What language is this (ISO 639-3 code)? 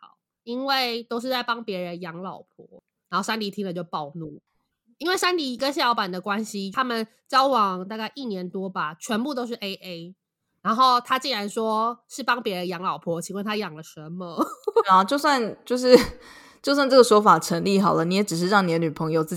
zho